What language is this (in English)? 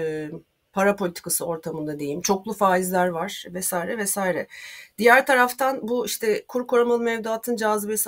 Turkish